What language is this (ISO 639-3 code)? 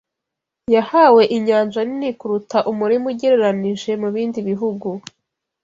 kin